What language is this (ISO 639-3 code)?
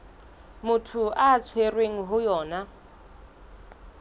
sot